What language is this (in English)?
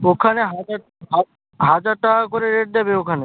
Bangla